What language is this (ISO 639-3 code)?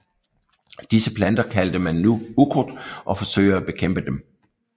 dan